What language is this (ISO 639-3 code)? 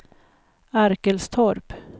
swe